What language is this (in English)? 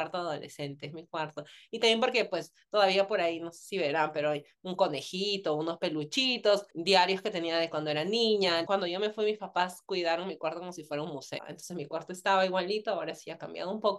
Spanish